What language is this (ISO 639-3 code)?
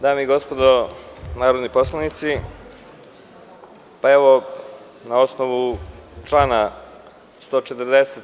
srp